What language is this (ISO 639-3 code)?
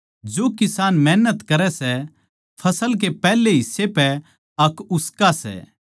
bgc